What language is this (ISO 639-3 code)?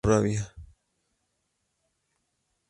spa